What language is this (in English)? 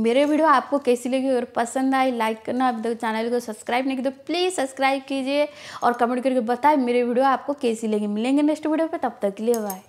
Hindi